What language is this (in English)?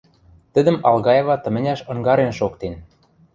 Western Mari